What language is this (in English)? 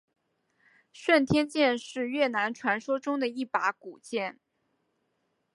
Chinese